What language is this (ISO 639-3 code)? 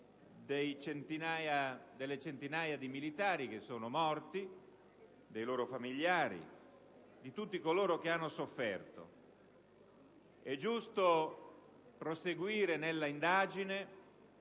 ita